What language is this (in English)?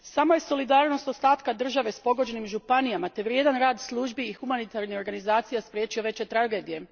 Croatian